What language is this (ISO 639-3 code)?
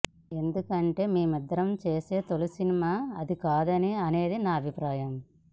tel